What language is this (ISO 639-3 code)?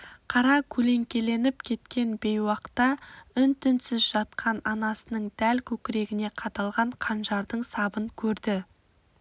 kaz